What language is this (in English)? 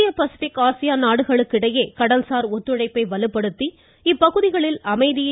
Tamil